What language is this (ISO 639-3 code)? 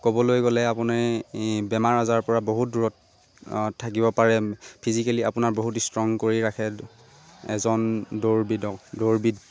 asm